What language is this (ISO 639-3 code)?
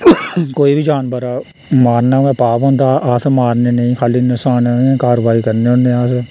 doi